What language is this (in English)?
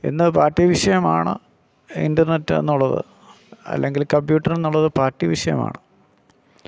Malayalam